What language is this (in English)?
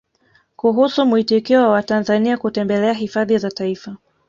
Swahili